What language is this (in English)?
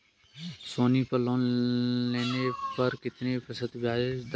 Hindi